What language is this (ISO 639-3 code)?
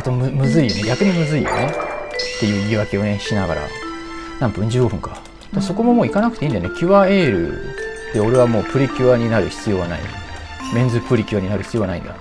jpn